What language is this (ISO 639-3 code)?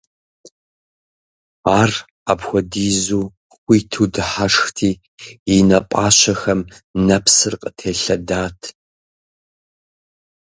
kbd